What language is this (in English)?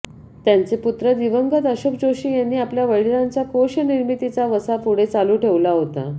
Marathi